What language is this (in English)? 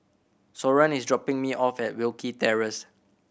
English